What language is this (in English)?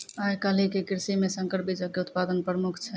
Maithili